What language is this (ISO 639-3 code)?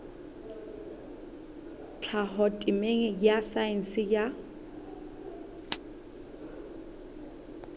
sot